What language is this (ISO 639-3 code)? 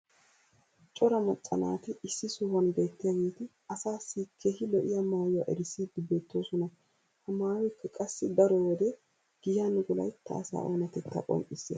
wal